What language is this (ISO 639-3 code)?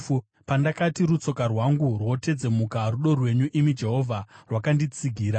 sna